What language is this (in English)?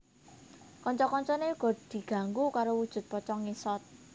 Javanese